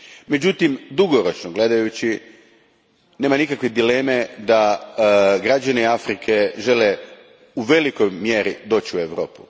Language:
Croatian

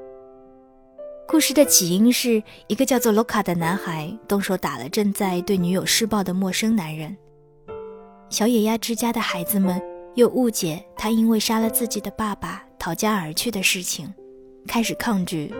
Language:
Chinese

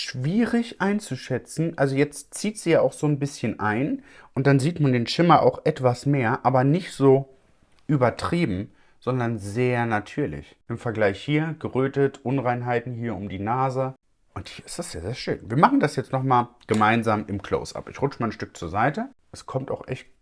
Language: German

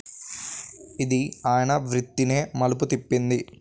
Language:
Telugu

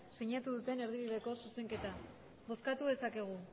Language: Basque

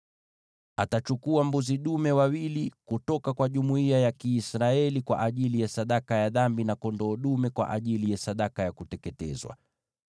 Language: Swahili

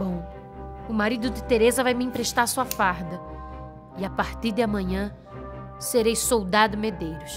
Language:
Portuguese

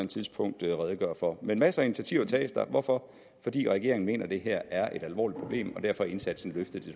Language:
Danish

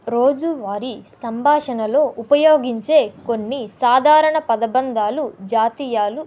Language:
Telugu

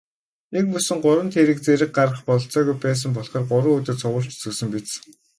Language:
Mongolian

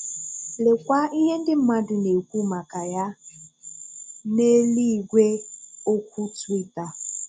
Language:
Igbo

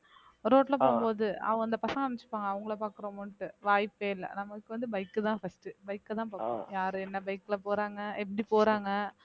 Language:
Tamil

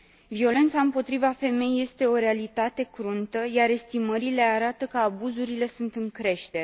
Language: Romanian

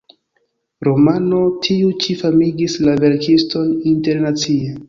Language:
Esperanto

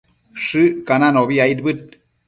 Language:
Matsés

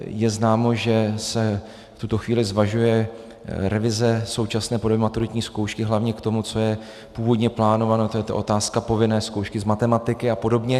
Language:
Czech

